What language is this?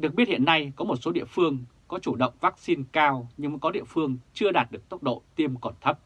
Vietnamese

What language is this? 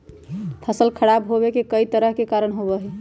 Magahi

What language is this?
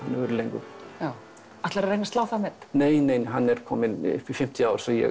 Icelandic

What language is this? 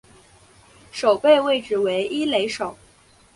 Chinese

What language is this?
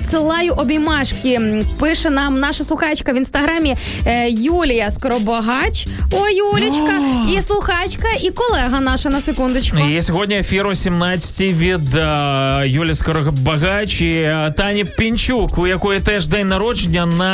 Ukrainian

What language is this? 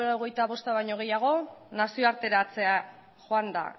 Basque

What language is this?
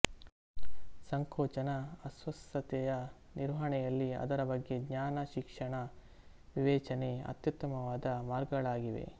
Kannada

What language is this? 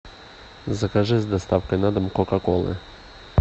Russian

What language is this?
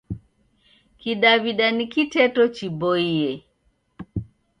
Taita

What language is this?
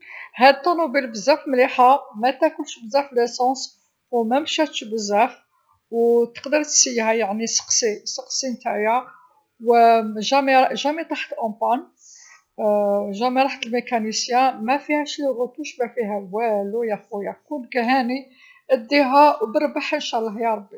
Algerian Arabic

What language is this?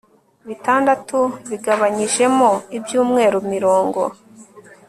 Kinyarwanda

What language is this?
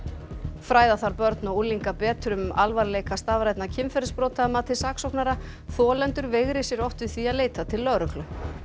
Icelandic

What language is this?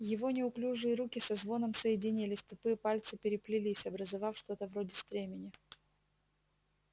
Russian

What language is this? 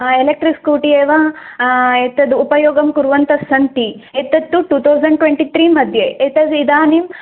Sanskrit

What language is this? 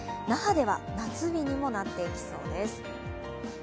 Japanese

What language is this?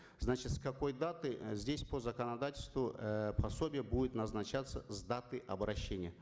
Kazakh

